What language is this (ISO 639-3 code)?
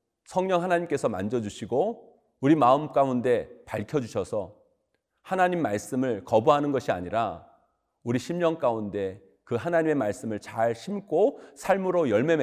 kor